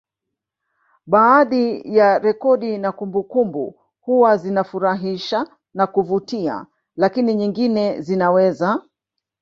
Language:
Swahili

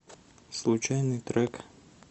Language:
Russian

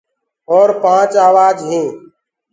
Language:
Gurgula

